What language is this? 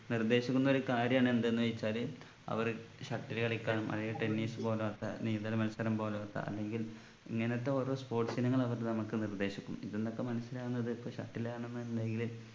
Malayalam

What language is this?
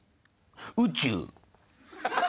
Japanese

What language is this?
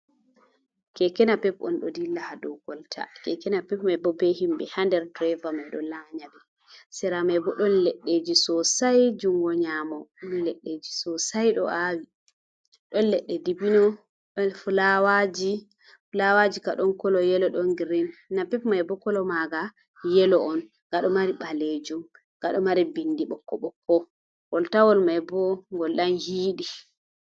Fula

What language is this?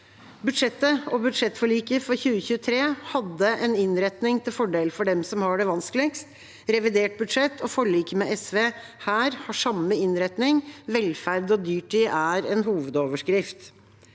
Norwegian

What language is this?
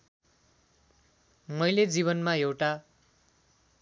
Nepali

